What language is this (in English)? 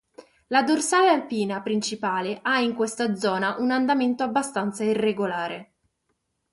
Italian